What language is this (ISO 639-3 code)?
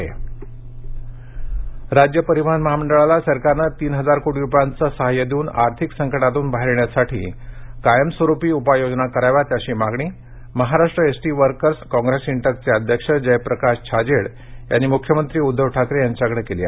mar